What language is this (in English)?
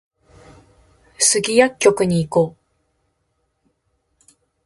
Japanese